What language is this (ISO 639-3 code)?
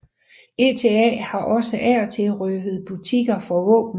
dan